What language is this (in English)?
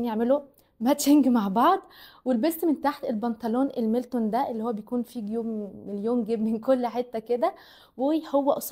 Arabic